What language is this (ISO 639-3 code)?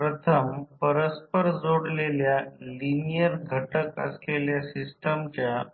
mar